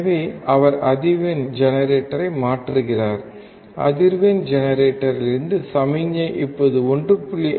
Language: Tamil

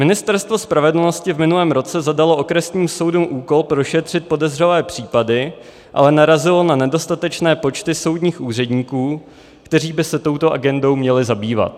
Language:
Czech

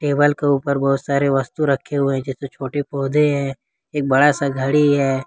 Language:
Hindi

